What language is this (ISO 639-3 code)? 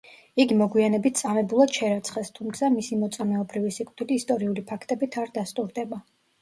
kat